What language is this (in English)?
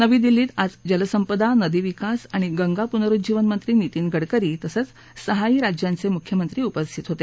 Marathi